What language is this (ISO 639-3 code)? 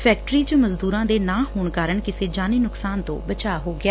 pan